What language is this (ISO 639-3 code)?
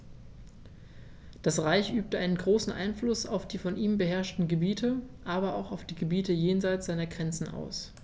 deu